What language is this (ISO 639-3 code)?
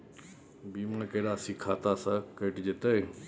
mai